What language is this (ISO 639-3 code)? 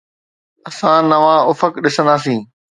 snd